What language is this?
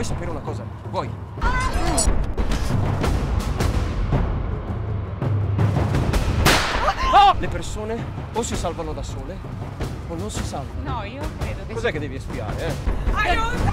Italian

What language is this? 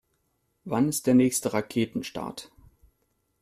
German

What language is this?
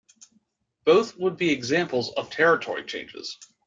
English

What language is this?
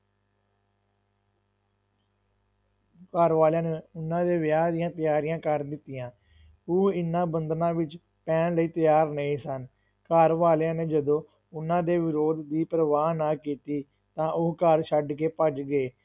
Punjabi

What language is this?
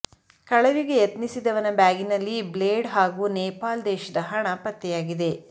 Kannada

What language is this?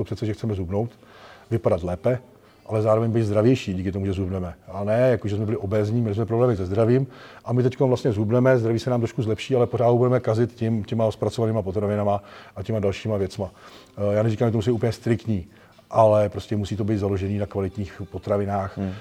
Czech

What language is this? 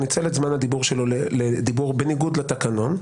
Hebrew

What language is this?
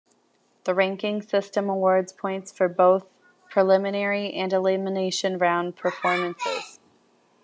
English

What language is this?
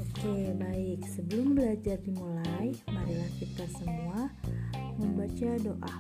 Indonesian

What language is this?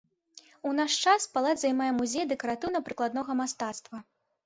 Belarusian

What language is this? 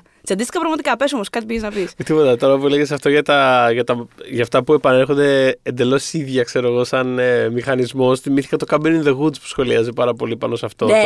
Greek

